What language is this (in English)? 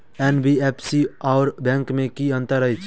Maithili